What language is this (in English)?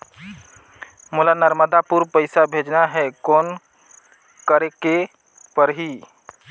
Chhattisgarhi